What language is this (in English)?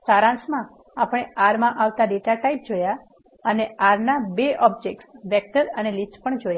Gujarati